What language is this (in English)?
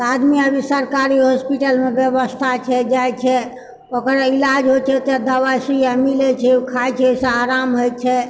Maithili